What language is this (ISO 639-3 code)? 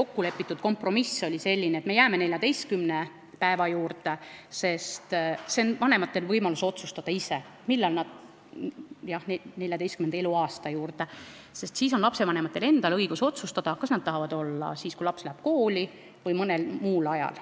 est